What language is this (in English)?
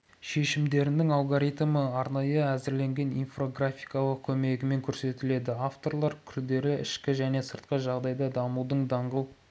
Kazakh